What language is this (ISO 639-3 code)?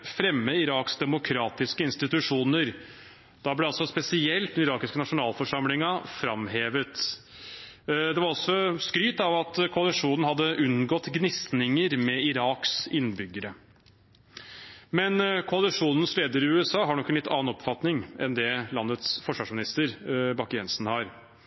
nob